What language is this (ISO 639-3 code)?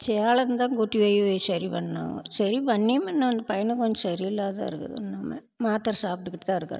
tam